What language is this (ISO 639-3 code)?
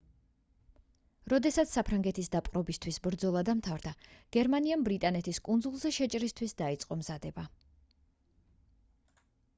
kat